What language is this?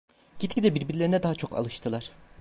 Turkish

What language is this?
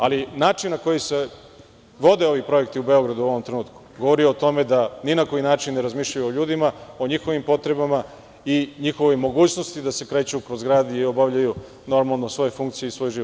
Serbian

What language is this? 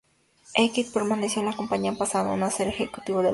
Spanish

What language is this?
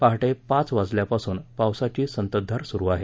Marathi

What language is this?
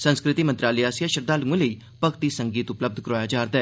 Dogri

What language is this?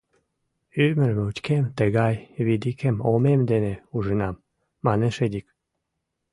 Mari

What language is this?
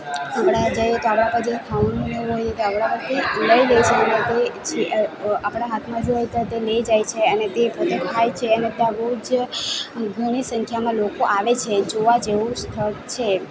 Gujarati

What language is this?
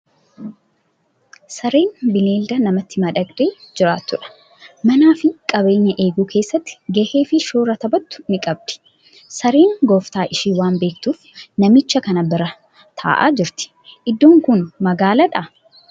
Oromo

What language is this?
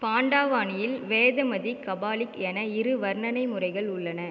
Tamil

